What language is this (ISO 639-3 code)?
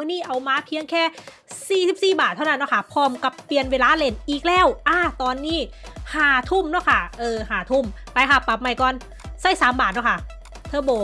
tha